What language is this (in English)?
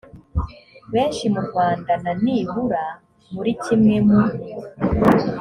Kinyarwanda